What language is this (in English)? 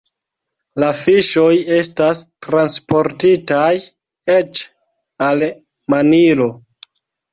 Esperanto